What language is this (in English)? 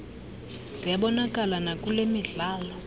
Xhosa